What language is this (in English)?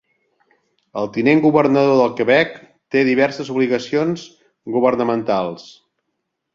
Catalan